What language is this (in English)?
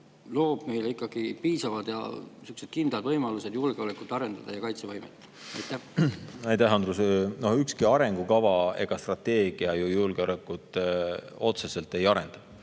Estonian